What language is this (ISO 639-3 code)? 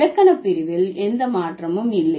tam